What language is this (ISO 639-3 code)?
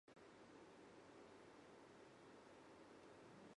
jpn